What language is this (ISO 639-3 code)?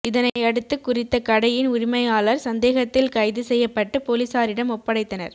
tam